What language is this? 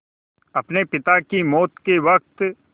Hindi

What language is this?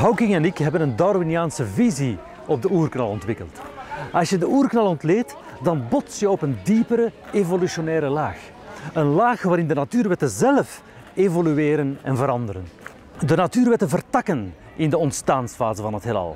Dutch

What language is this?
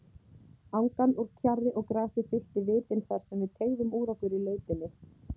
Icelandic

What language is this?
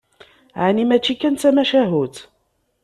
Kabyle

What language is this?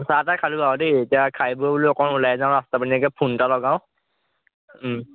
Assamese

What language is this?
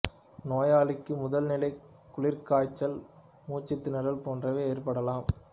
Tamil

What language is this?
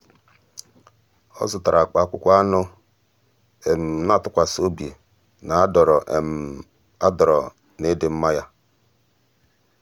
Igbo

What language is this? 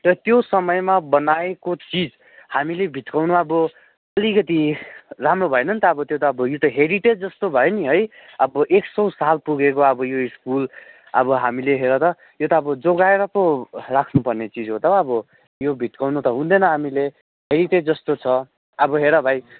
Nepali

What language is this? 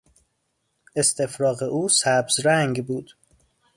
Persian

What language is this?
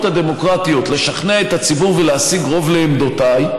Hebrew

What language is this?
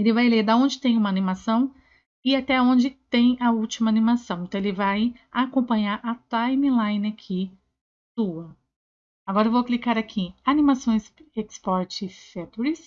Portuguese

